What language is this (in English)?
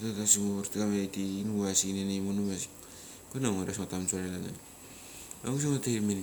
Mali